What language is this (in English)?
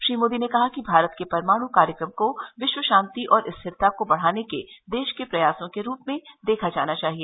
Hindi